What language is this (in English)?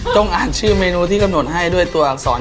Thai